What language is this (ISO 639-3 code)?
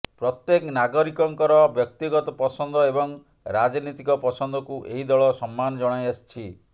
ori